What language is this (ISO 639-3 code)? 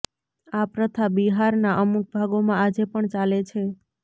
guj